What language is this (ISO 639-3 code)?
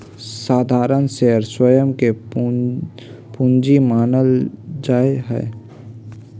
mag